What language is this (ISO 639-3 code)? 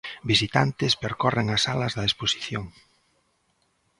glg